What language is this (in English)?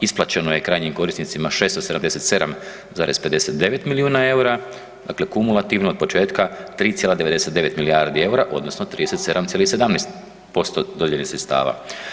Croatian